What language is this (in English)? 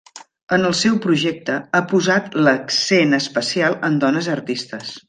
Catalan